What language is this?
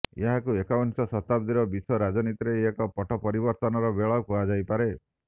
Odia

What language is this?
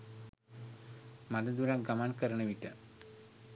Sinhala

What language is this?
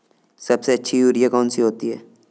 Hindi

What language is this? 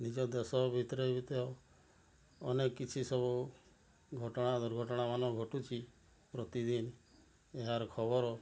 Odia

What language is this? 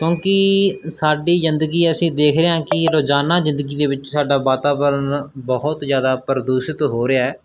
Punjabi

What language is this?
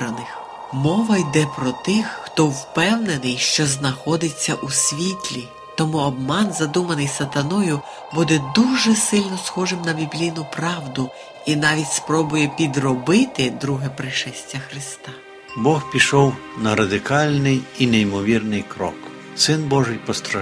Ukrainian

